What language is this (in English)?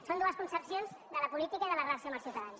Catalan